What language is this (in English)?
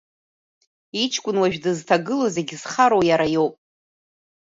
Abkhazian